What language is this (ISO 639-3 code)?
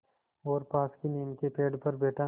hin